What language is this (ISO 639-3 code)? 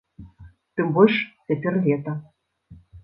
bel